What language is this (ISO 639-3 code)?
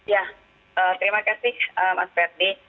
ind